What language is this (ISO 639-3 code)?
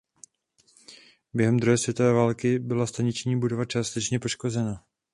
ces